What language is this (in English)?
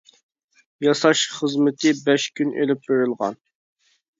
Uyghur